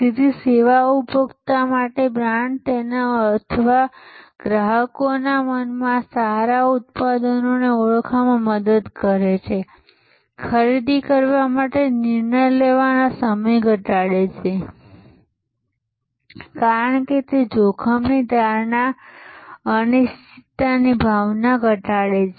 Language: Gujarati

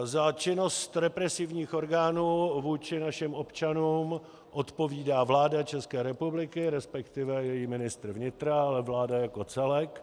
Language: Czech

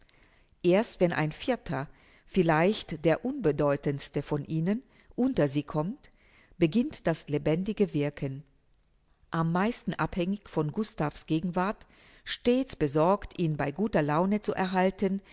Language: German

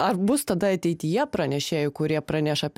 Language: Lithuanian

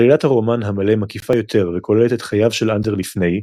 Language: Hebrew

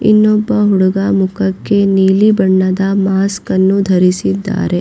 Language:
Kannada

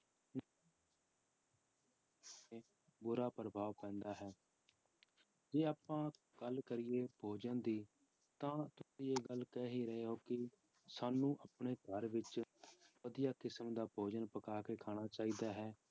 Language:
Punjabi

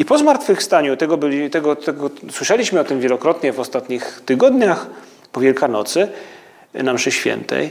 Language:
Polish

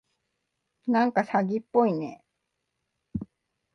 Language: Japanese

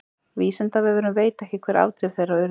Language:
Icelandic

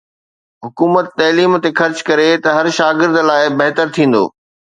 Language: Sindhi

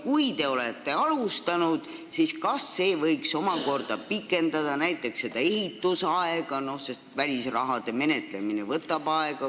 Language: Estonian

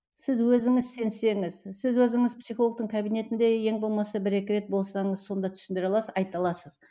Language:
Kazakh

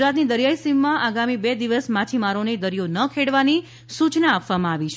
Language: Gujarati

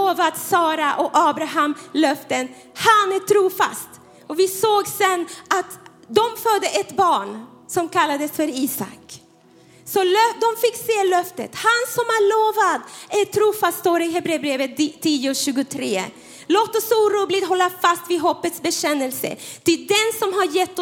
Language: Swedish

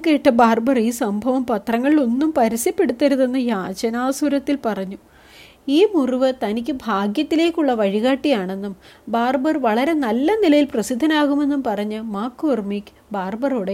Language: Malayalam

